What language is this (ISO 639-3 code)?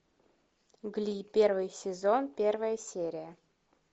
rus